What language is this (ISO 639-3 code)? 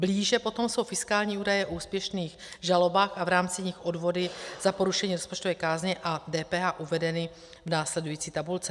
ces